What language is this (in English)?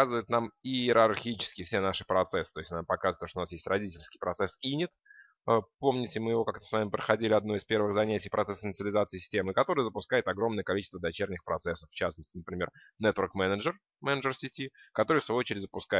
Russian